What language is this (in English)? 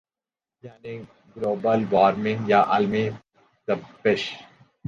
Urdu